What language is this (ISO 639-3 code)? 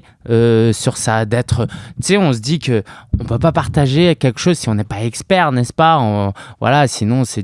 fra